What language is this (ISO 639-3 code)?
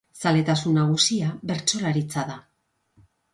eus